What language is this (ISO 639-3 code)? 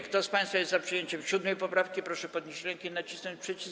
pol